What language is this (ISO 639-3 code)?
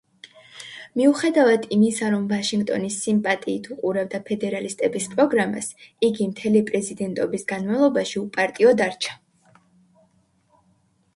kat